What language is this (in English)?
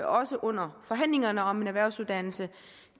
Danish